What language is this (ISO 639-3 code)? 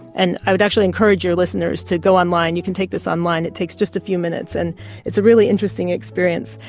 eng